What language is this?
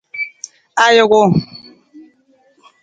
Nawdm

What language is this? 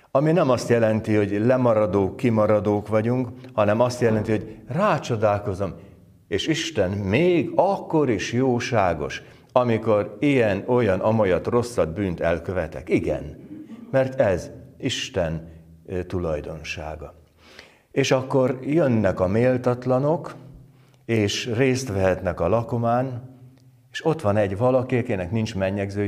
Hungarian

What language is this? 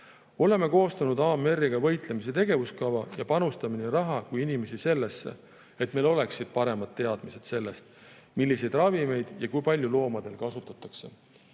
Estonian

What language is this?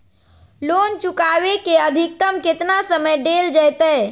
Magahi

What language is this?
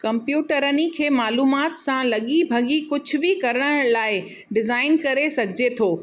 Sindhi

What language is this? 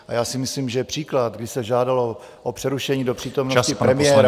Czech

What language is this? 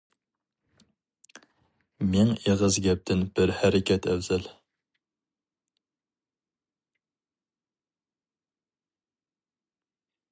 Uyghur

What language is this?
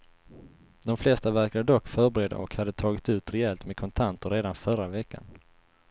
Swedish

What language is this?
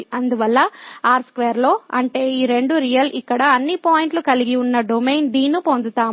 Telugu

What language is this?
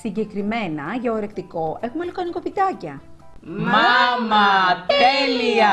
Greek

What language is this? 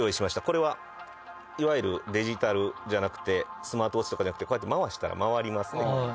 Japanese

